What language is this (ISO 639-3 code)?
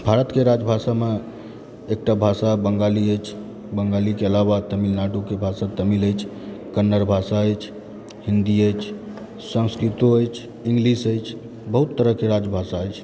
mai